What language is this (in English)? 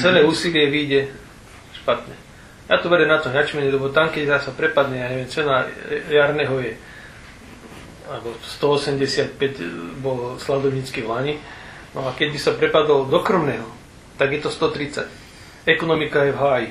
Slovak